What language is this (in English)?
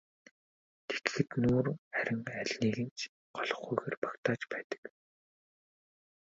Mongolian